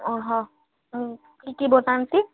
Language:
Odia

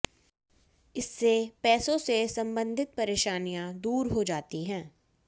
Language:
Hindi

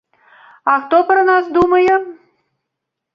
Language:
Belarusian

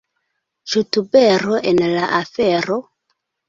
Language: Esperanto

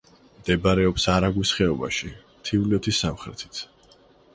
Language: Georgian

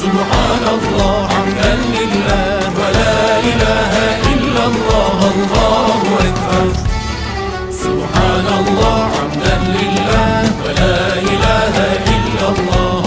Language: Arabic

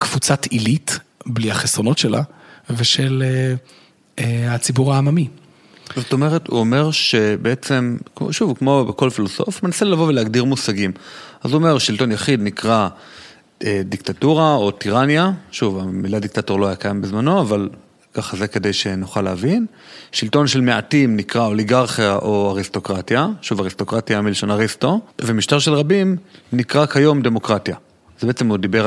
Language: Hebrew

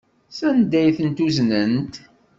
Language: Kabyle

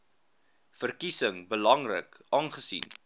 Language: Afrikaans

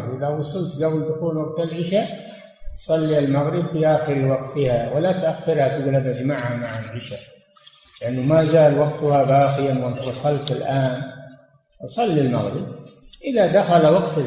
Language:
Arabic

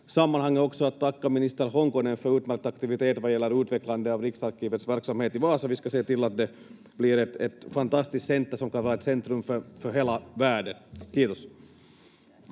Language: Finnish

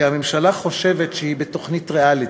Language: Hebrew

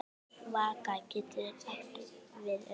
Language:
Icelandic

